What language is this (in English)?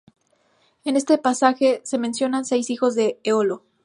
Spanish